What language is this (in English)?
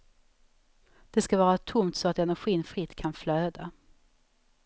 Swedish